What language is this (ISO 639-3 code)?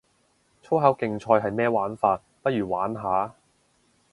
yue